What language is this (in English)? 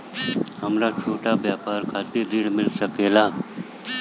Bhojpuri